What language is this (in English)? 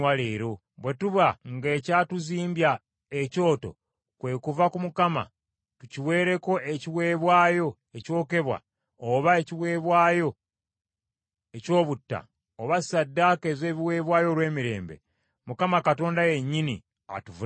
Ganda